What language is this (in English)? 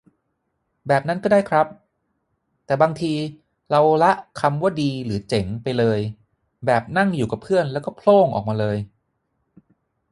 Thai